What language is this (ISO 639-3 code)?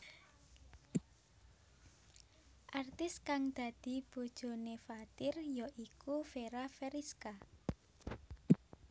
jav